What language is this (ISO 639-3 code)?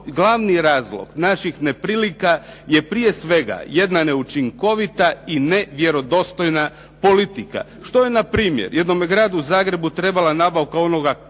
hrv